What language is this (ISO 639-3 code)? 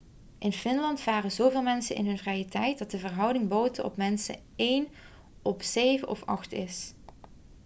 nld